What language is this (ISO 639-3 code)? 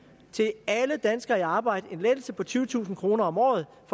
dan